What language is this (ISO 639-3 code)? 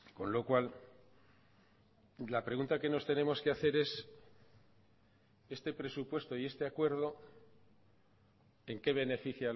spa